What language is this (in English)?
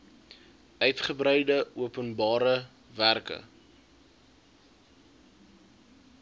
Afrikaans